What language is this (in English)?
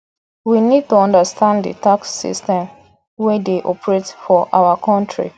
Nigerian Pidgin